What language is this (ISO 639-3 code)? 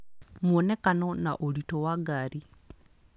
kik